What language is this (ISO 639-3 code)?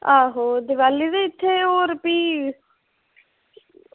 doi